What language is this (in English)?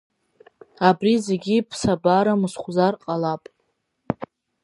Abkhazian